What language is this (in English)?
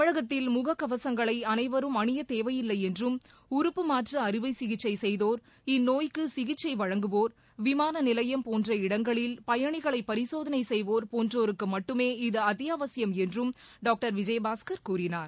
Tamil